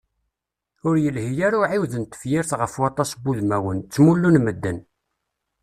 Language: Kabyle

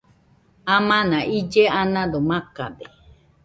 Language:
Nüpode Huitoto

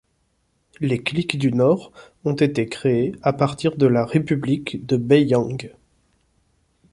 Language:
French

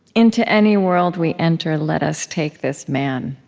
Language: English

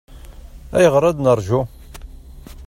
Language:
Kabyle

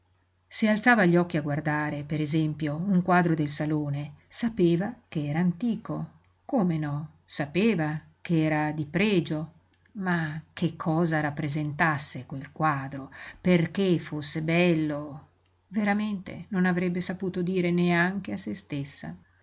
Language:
Italian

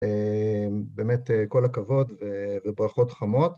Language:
Hebrew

